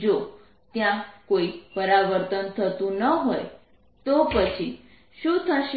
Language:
Gujarati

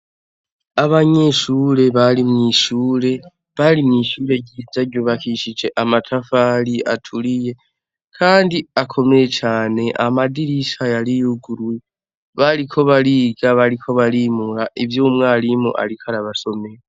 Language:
Rundi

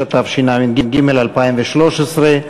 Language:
Hebrew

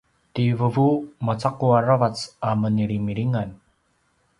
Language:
Paiwan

